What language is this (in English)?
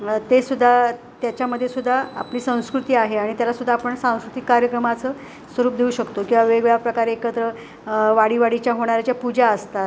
Marathi